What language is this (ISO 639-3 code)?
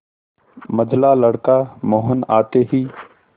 hin